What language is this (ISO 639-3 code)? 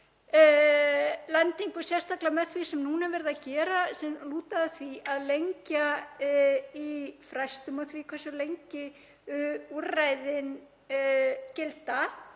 isl